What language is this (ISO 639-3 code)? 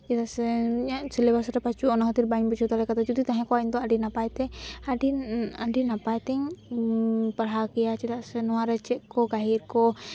sat